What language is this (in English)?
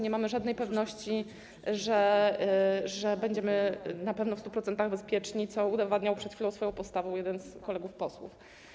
Polish